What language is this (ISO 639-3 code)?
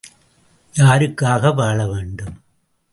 tam